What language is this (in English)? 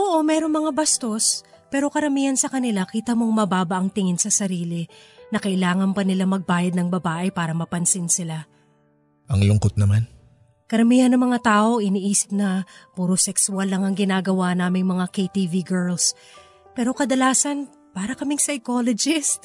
Filipino